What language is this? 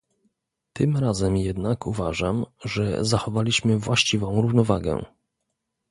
Polish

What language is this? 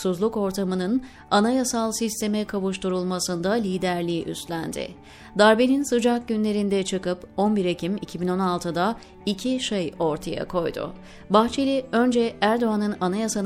Turkish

